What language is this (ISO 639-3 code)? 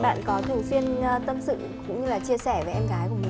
vie